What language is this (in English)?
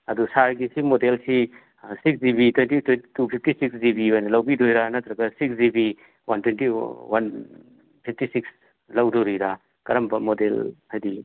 Manipuri